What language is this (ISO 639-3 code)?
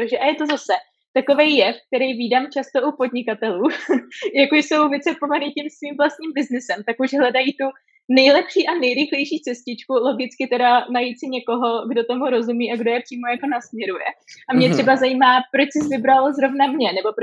ces